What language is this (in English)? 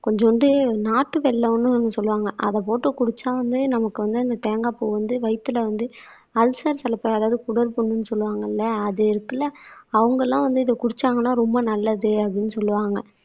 Tamil